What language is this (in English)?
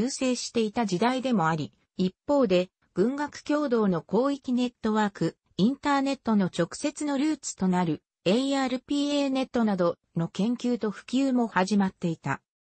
Japanese